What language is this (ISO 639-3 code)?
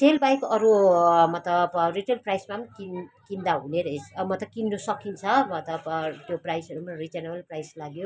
nep